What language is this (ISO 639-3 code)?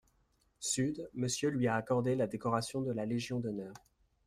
fra